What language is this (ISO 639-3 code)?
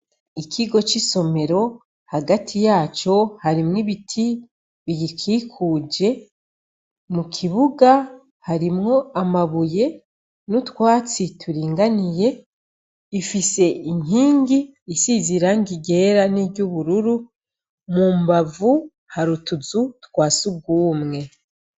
run